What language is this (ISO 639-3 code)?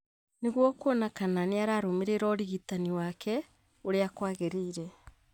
kik